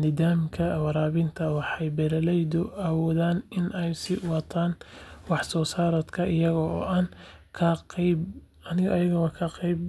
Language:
Somali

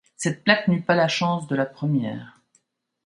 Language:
French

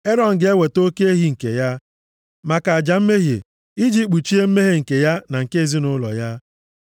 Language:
Igbo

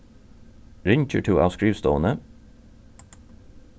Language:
Faroese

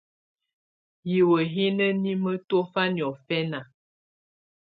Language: Tunen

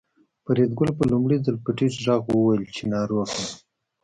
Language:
Pashto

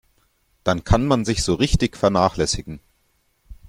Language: German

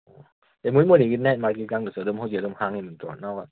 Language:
Manipuri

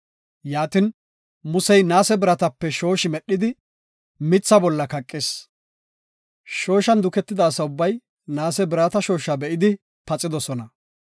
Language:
Gofa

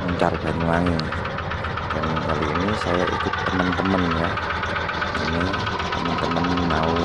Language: Indonesian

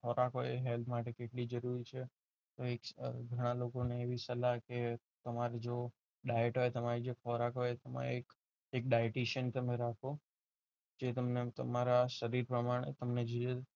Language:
Gujarati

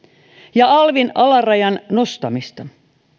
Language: Finnish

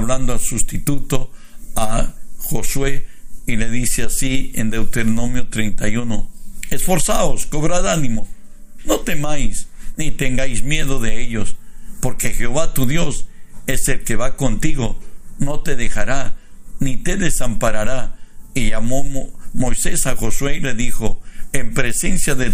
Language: Spanish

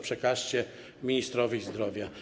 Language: Polish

